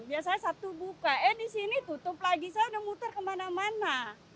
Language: Indonesian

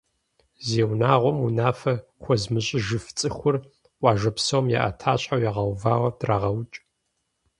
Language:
Kabardian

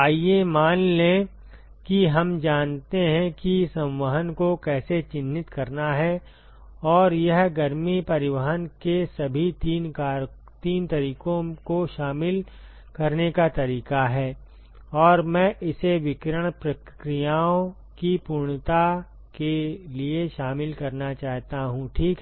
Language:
Hindi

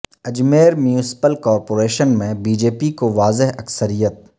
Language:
Urdu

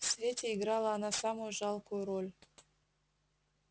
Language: Russian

